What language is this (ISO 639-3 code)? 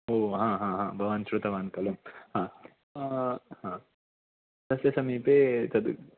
san